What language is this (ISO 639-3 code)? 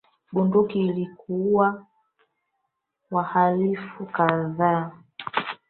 swa